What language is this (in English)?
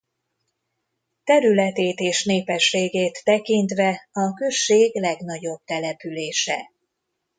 Hungarian